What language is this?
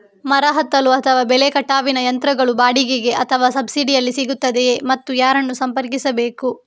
Kannada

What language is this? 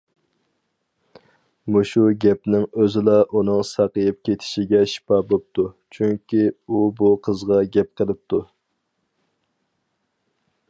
Uyghur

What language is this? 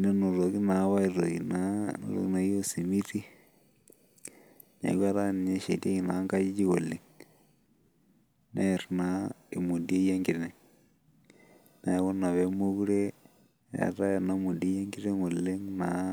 Masai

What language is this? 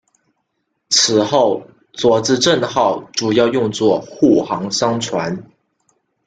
Chinese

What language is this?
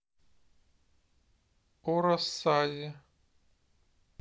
Russian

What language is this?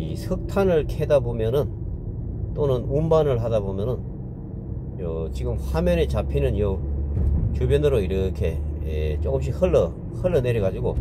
Korean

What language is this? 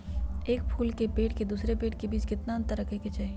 Magahi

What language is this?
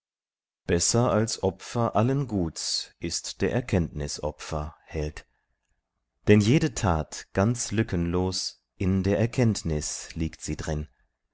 German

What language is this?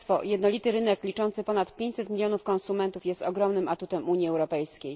Polish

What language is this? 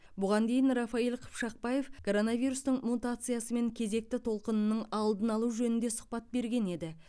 Kazakh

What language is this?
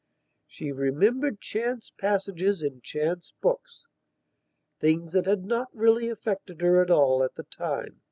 English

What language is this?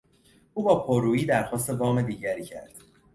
Persian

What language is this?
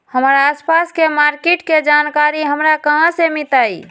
Magahi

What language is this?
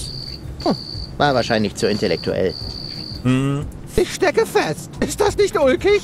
German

